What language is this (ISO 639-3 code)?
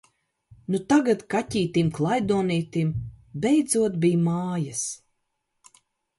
lav